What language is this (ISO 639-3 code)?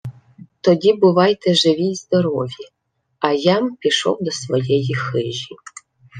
ukr